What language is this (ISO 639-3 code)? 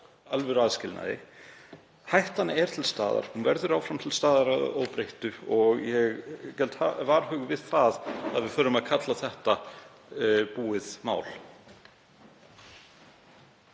isl